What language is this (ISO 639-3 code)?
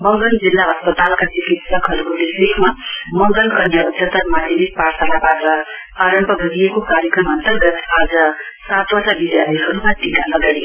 nep